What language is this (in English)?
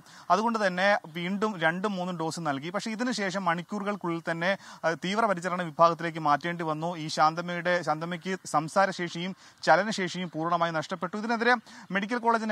Malayalam